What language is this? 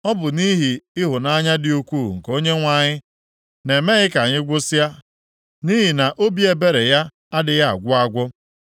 Igbo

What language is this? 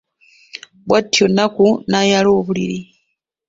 Ganda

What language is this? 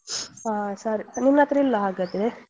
Kannada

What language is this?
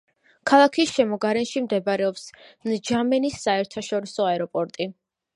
Georgian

